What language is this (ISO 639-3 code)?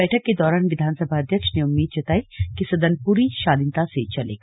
hin